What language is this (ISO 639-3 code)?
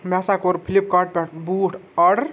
kas